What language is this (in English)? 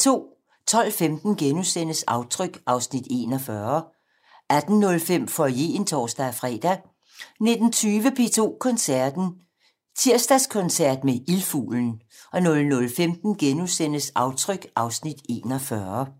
Danish